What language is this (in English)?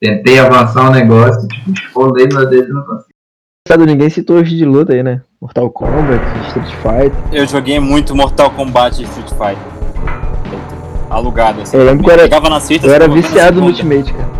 Portuguese